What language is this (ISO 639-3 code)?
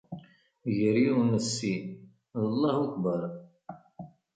kab